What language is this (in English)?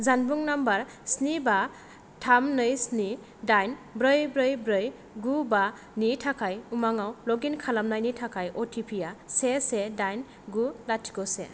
Bodo